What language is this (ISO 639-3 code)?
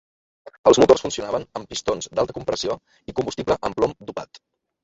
cat